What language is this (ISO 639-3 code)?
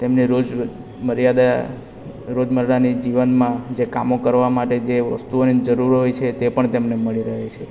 guj